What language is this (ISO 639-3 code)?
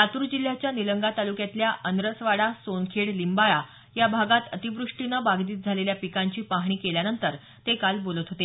mar